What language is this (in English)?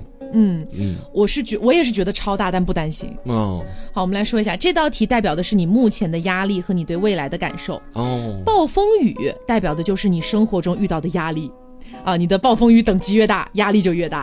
Chinese